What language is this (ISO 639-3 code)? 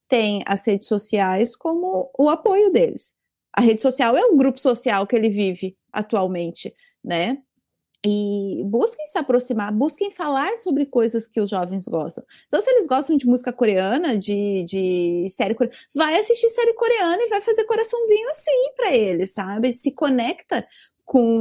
por